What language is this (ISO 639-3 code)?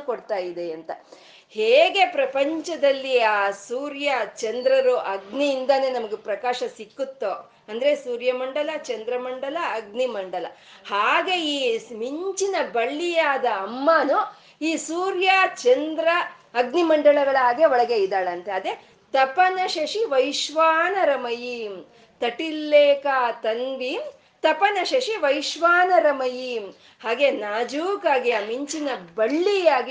kan